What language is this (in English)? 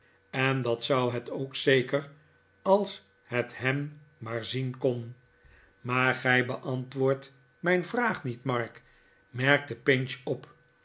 Dutch